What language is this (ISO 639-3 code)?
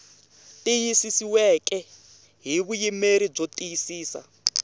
tso